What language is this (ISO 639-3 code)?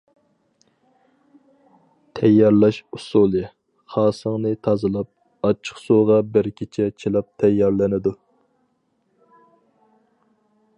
uig